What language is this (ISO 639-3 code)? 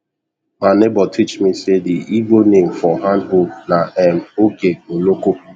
pcm